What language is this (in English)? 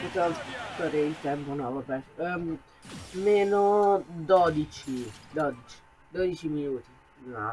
Italian